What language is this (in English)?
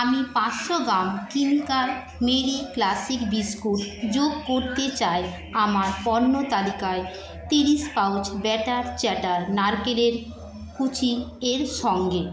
Bangla